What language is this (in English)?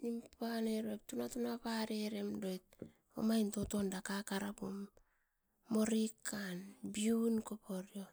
Askopan